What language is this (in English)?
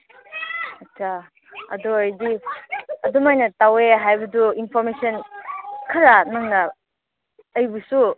Manipuri